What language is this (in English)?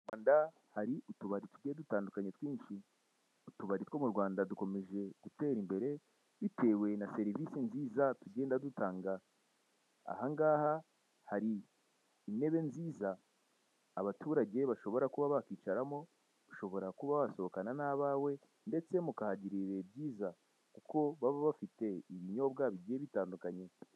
Kinyarwanda